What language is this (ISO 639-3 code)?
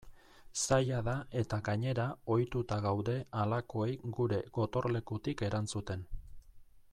eus